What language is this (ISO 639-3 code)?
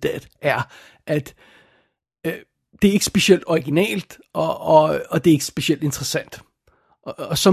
dan